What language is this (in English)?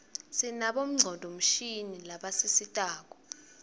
Swati